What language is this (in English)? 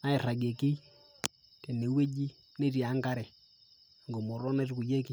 Masai